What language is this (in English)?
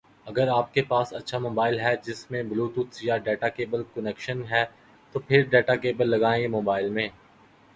Urdu